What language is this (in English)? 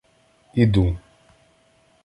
Ukrainian